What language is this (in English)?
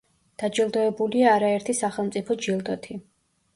Georgian